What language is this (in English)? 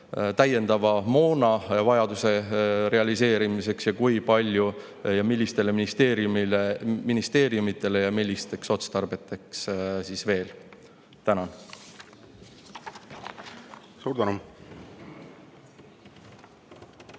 Estonian